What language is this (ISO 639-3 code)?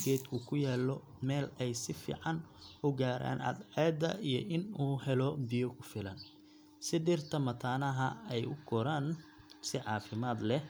som